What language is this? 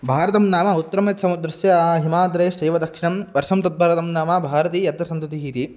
Sanskrit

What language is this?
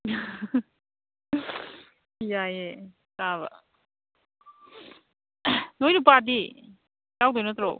Manipuri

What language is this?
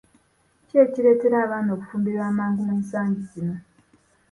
Ganda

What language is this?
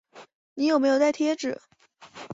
Chinese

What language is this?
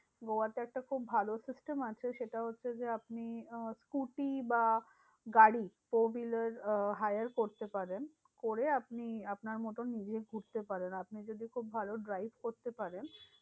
Bangla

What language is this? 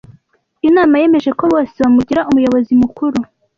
Kinyarwanda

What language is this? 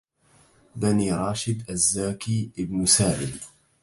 Arabic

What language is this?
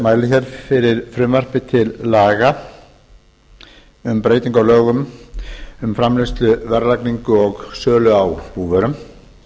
Icelandic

